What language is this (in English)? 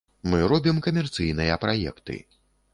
Belarusian